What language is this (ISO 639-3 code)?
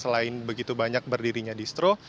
ind